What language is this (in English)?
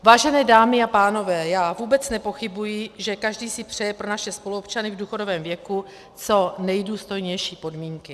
Czech